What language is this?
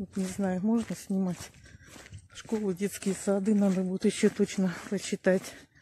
Russian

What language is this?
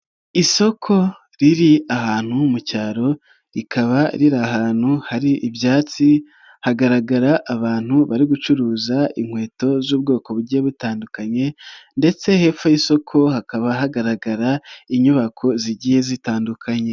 Kinyarwanda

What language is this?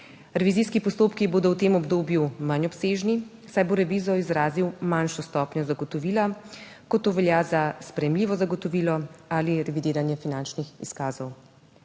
Slovenian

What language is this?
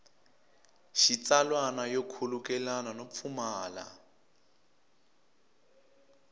Tsonga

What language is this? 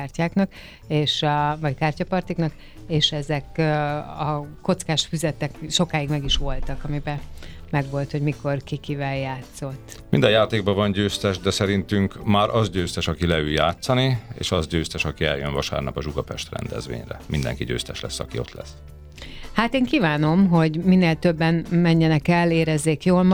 Hungarian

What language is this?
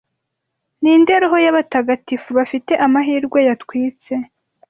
Kinyarwanda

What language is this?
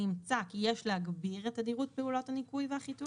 Hebrew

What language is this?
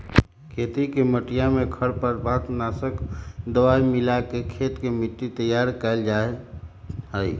Magahi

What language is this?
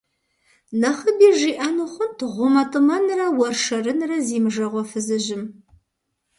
Kabardian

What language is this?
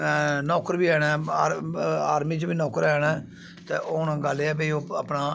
Dogri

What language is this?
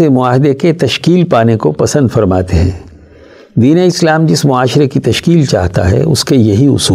Urdu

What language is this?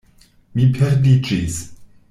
Esperanto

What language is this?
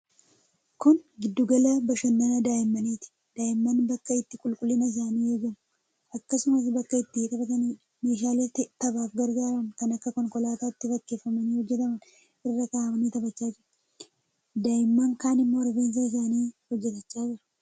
Oromo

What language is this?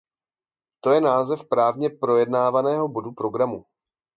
Czech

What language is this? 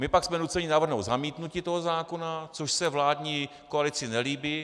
Czech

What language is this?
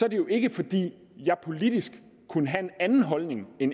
Danish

